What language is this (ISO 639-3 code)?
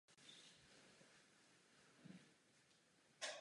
ces